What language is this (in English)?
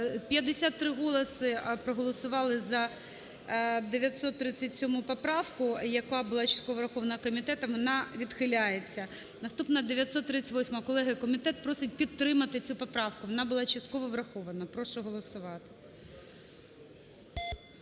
Ukrainian